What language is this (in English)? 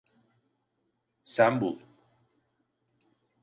Turkish